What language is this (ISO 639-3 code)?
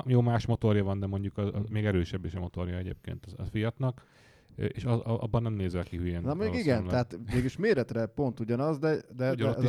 hun